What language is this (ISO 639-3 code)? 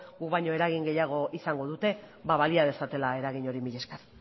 eus